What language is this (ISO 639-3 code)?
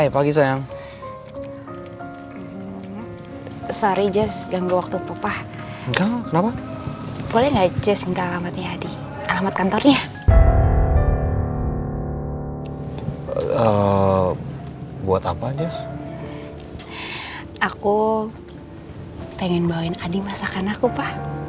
ind